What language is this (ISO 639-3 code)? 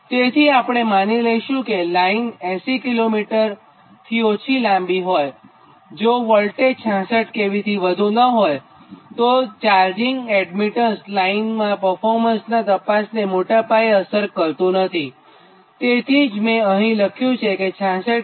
guj